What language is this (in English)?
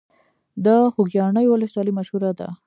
Pashto